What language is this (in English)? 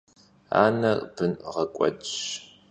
Kabardian